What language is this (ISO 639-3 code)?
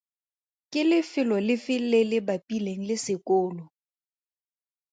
tsn